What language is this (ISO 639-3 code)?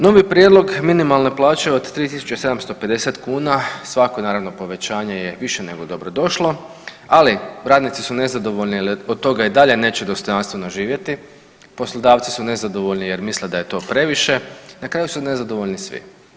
hrv